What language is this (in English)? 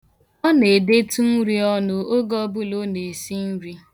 Igbo